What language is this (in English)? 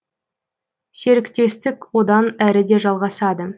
Kazakh